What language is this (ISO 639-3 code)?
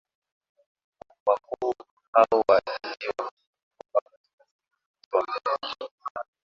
swa